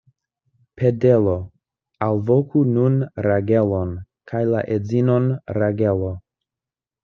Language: Esperanto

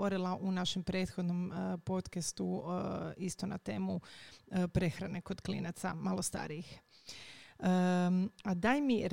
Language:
Croatian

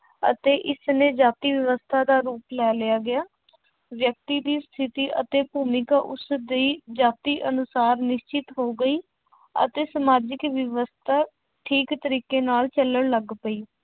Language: Punjabi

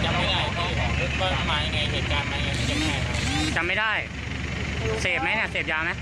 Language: Thai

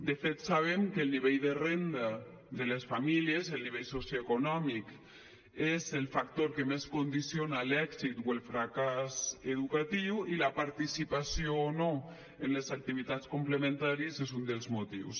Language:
Catalan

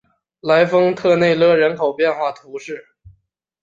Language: Chinese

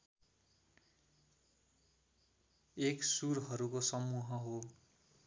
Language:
Nepali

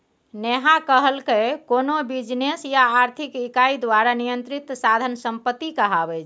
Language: Maithili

